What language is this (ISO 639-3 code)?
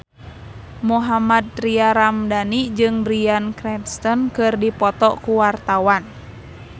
sun